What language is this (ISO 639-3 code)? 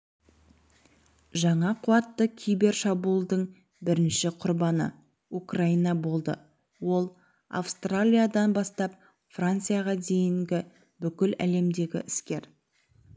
kaz